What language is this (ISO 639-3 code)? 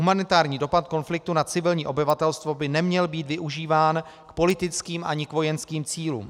ces